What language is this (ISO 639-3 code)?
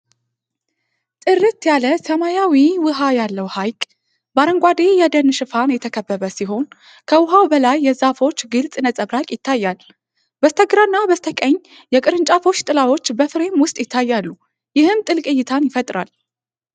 amh